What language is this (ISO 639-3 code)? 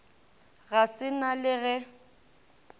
nso